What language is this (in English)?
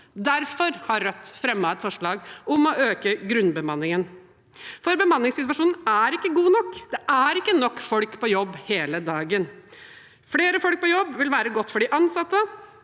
Norwegian